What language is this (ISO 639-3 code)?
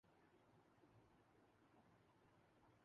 urd